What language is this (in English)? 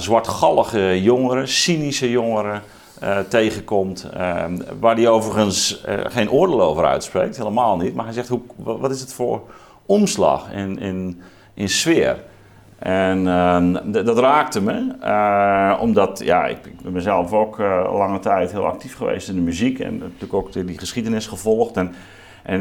Dutch